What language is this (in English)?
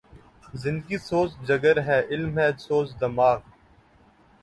Urdu